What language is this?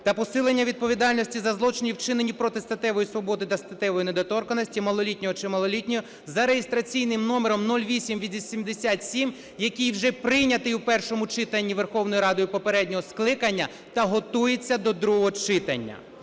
Ukrainian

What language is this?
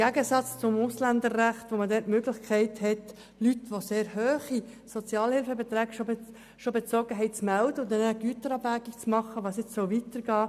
Swiss German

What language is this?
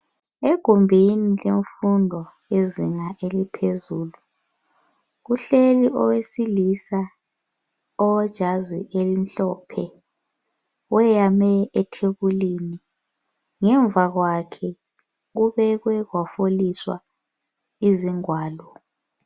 North Ndebele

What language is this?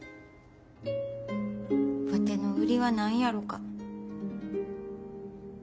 Japanese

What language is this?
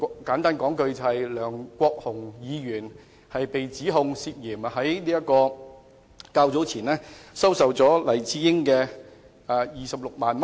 Cantonese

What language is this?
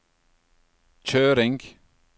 Norwegian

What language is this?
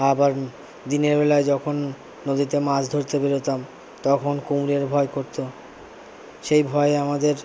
Bangla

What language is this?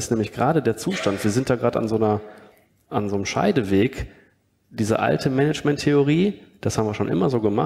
German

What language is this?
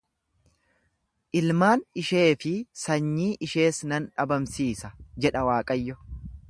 Oromo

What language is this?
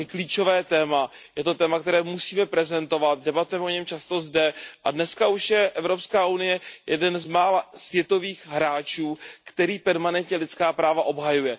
Czech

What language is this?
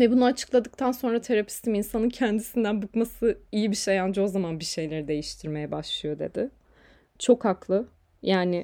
Turkish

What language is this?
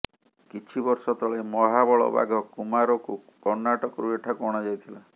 Odia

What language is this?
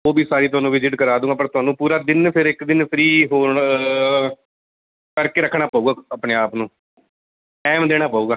Punjabi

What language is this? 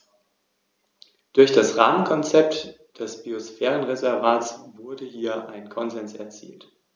German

